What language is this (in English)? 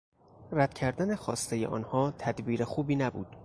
Persian